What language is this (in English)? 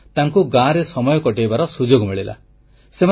Odia